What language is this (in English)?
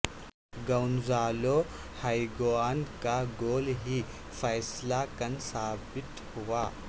Urdu